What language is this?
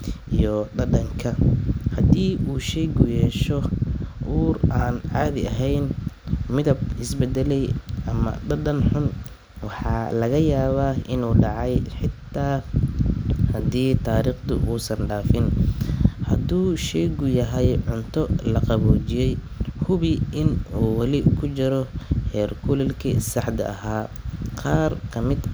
Somali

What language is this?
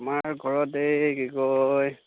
Assamese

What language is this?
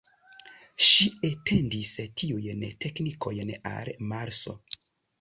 Esperanto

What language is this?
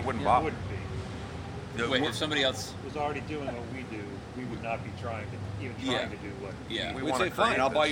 English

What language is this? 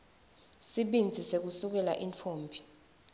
Swati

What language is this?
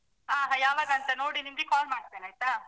Kannada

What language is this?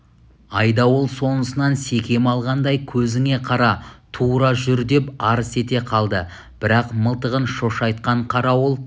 Kazakh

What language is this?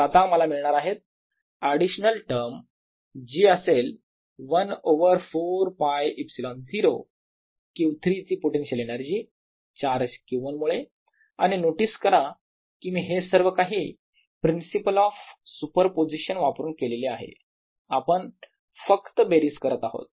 Marathi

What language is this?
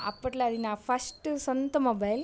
Telugu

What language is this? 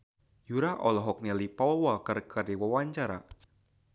Sundanese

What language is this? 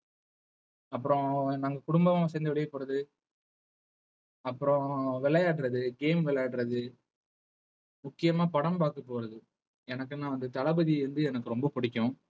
Tamil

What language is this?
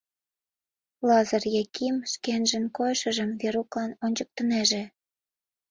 Mari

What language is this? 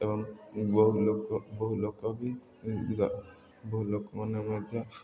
Odia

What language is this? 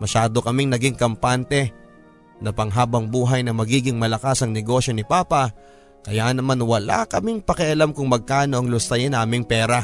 Filipino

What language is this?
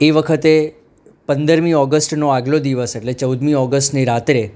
Gujarati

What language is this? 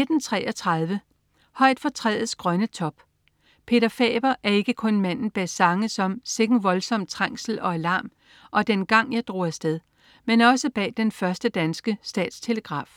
Danish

